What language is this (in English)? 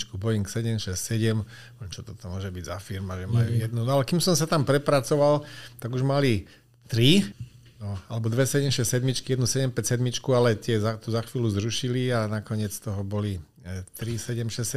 Slovak